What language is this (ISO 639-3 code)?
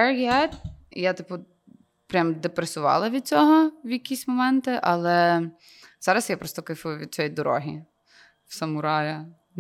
ukr